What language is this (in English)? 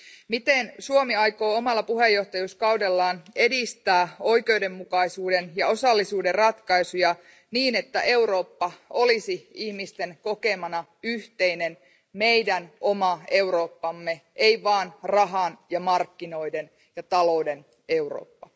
Finnish